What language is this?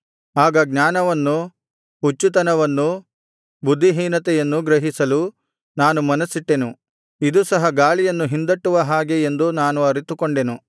Kannada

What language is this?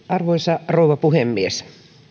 Finnish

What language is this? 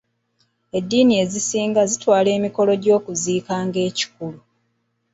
Ganda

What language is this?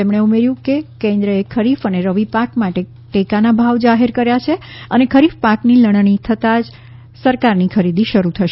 Gujarati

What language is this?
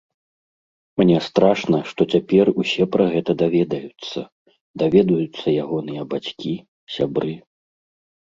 Belarusian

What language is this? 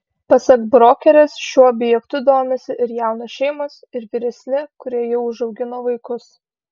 Lithuanian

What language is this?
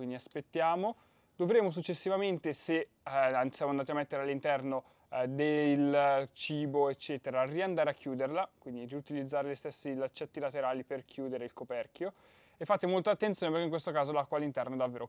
Italian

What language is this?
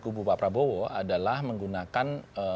Indonesian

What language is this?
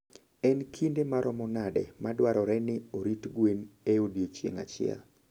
Luo (Kenya and Tanzania)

